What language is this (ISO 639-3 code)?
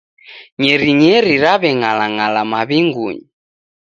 dav